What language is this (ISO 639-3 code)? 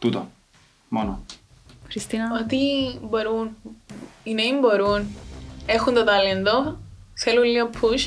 ell